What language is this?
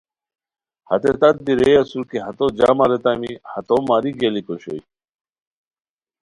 Khowar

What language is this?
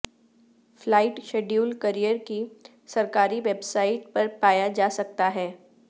Urdu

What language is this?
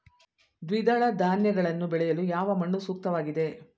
Kannada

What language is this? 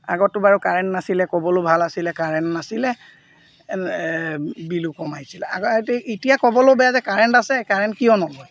Assamese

